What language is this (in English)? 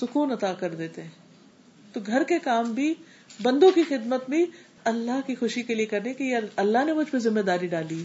Urdu